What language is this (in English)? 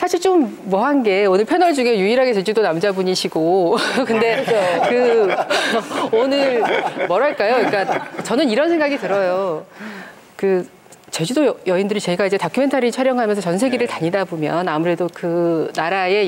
Korean